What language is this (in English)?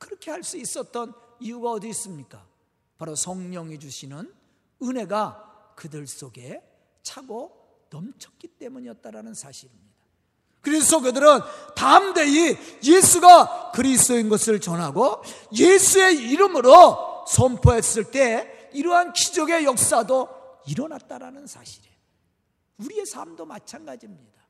Korean